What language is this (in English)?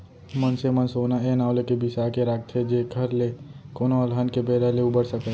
Chhattisgarhi